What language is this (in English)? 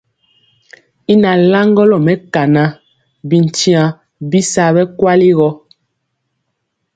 Mpiemo